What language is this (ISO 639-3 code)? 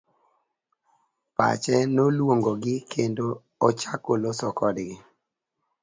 luo